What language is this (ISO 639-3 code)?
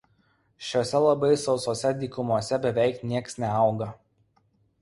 lit